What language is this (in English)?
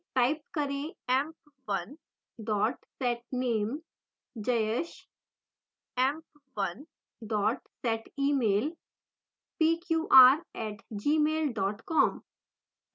Hindi